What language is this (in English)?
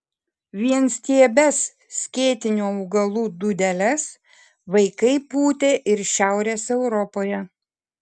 Lithuanian